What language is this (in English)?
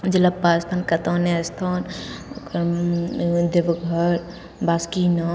Maithili